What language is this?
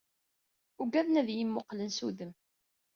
Kabyle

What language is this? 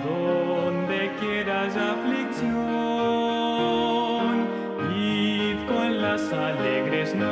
Spanish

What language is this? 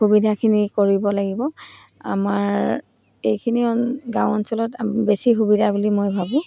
Assamese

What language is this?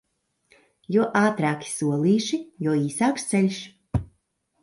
Latvian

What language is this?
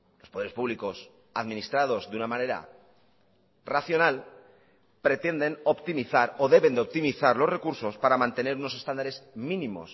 Spanish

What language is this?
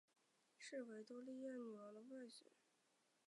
Chinese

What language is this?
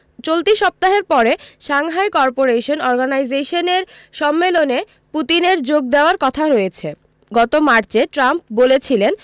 Bangla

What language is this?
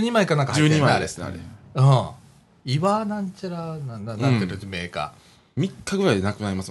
Japanese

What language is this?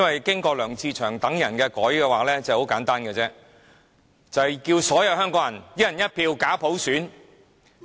Cantonese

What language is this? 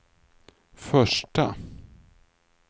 Swedish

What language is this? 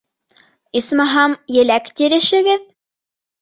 Bashkir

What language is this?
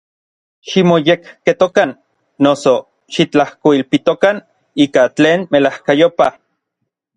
Orizaba Nahuatl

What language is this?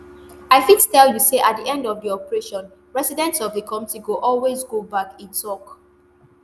Nigerian Pidgin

